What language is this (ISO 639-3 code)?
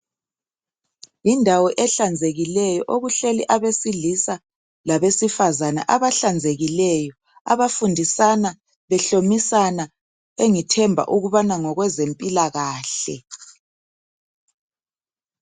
nde